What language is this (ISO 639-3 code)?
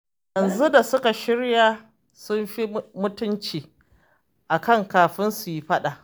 hau